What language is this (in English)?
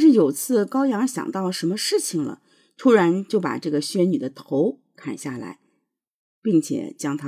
Chinese